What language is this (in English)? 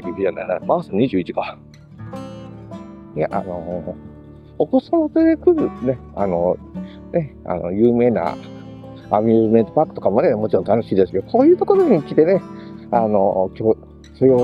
Japanese